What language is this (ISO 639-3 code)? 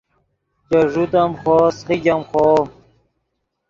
ydg